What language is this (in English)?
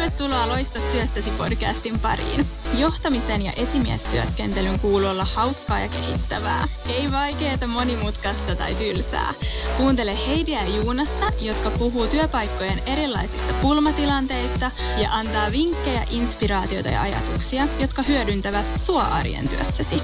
Finnish